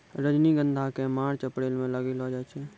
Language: Maithili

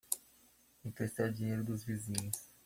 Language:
Portuguese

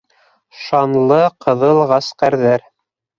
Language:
Bashkir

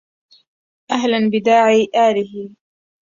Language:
Arabic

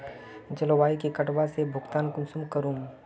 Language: Magahi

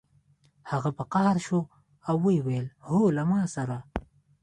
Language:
Pashto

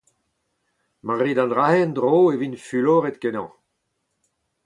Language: Breton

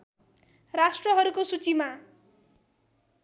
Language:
Nepali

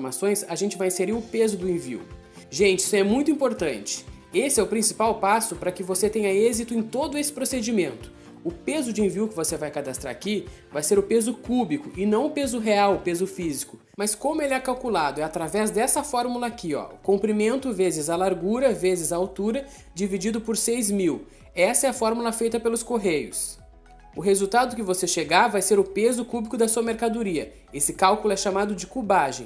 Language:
Portuguese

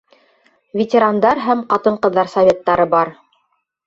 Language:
Bashkir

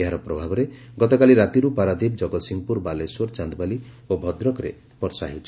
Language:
Odia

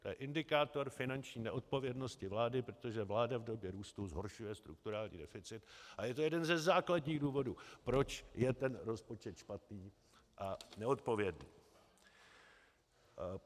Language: Czech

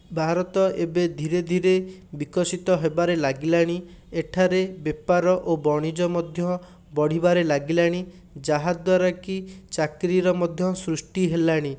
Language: Odia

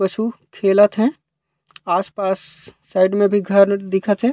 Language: Chhattisgarhi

